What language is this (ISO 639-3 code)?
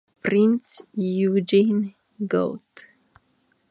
hun